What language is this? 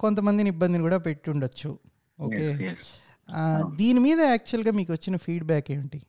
Telugu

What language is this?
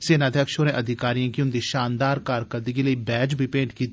Dogri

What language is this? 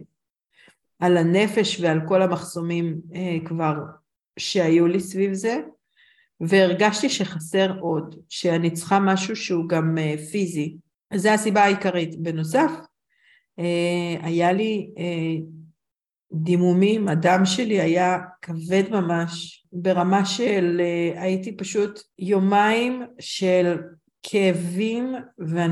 Hebrew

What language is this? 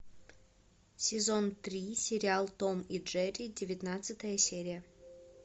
Russian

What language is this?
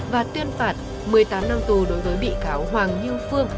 Vietnamese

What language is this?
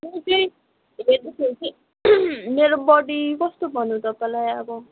Nepali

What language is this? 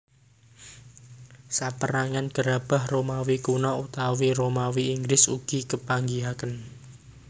Javanese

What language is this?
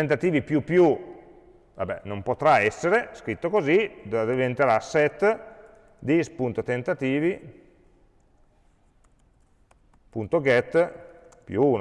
Italian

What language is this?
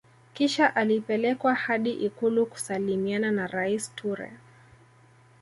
Swahili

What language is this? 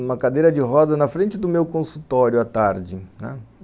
Portuguese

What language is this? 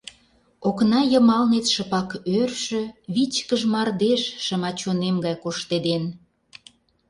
Mari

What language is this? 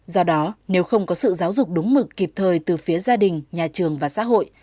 Vietnamese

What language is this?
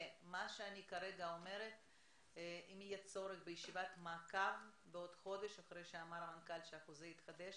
Hebrew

